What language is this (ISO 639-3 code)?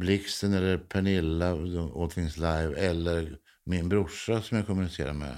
swe